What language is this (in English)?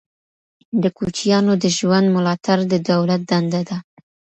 Pashto